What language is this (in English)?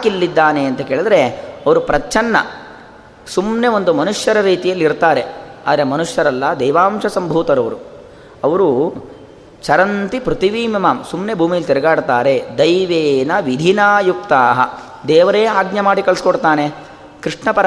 Kannada